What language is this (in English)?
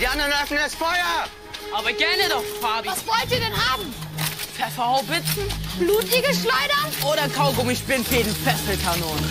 German